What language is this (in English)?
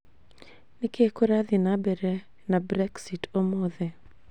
Kikuyu